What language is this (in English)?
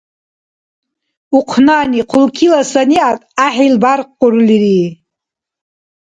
Dargwa